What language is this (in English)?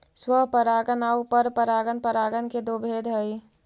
Magahi